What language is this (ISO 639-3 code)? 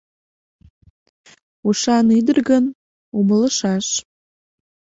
chm